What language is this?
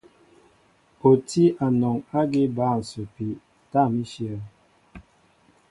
Mbo (Cameroon)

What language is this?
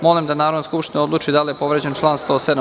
Serbian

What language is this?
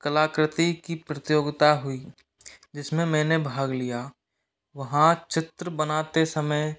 Hindi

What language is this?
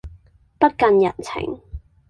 Cantonese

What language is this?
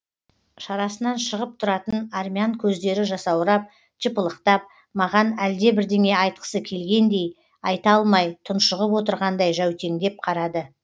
Kazakh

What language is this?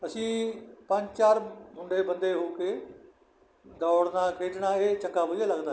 Punjabi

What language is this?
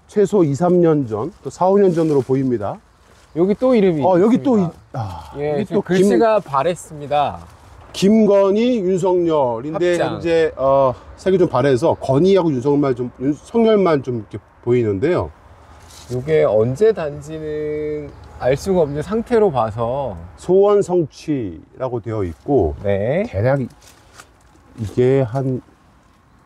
Korean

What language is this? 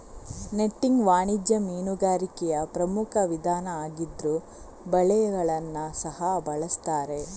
Kannada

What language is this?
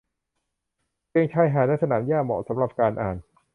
Thai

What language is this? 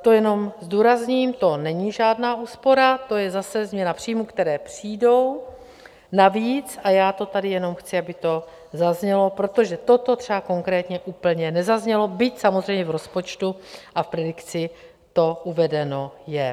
Czech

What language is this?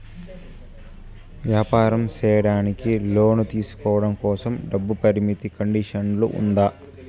Telugu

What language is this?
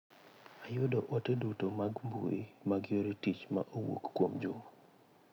Luo (Kenya and Tanzania)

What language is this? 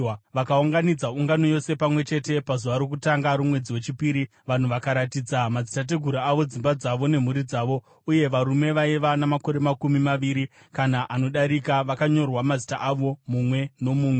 Shona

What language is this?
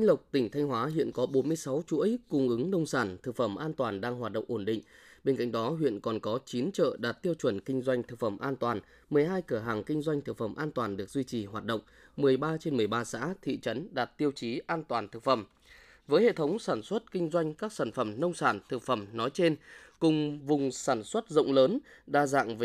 Vietnamese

